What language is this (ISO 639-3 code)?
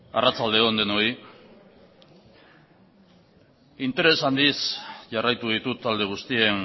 eus